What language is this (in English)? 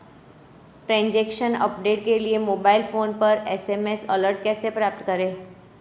Hindi